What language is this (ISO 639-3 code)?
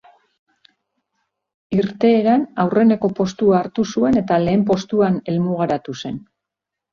eus